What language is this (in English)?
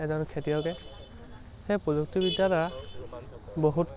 Assamese